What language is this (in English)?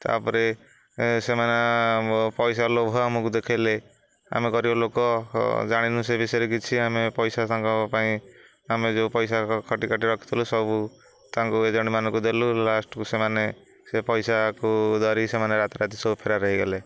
Odia